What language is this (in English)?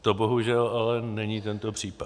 Czech